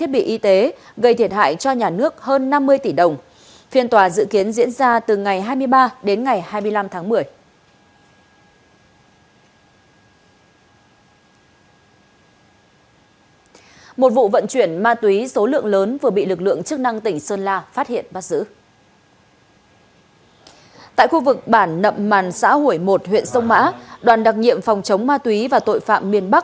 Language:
Vietnamese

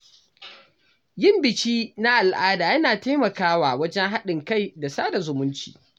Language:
Hausa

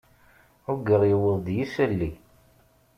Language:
Kabyle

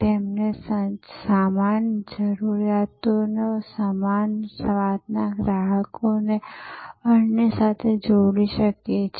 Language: Gujarati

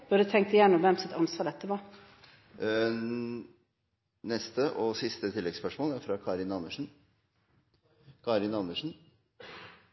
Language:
Norwegian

